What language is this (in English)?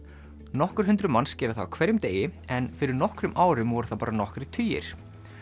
Icelandic